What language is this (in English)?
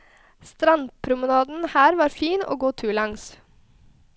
Norwegian